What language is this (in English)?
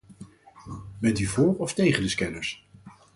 Dutch